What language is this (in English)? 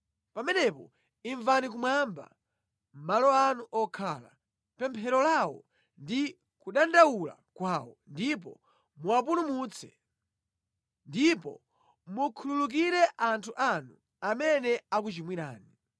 Nyanja